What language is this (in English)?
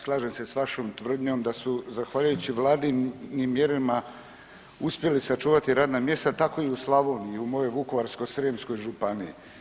Croatian